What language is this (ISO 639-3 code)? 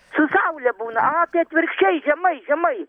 lit